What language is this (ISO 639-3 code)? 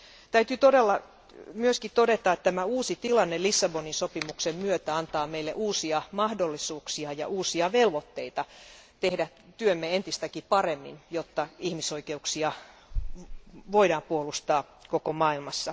fin